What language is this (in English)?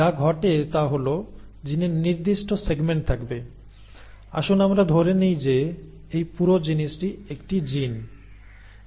Bangla